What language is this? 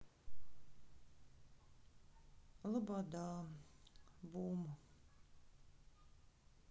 Russian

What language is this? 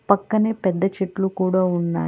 Telugu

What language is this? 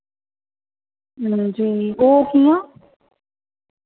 Dogri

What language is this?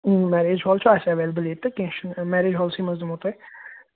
Kashmiri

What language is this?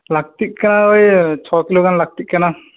Santali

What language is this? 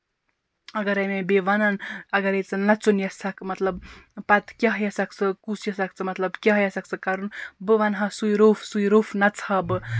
Kashmiri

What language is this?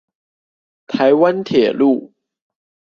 Chinese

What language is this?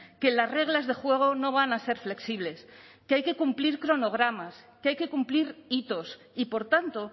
Spanish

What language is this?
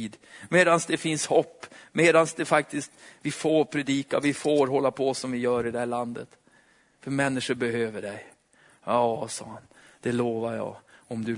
Swedish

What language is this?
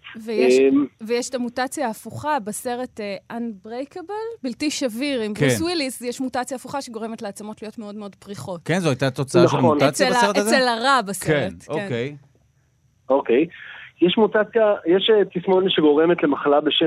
Hebrew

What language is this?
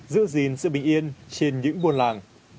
Vietnamese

